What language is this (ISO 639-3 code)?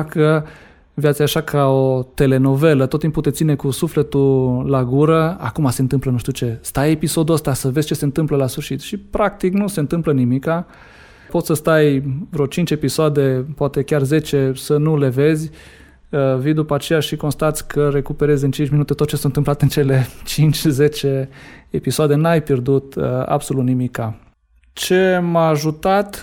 ron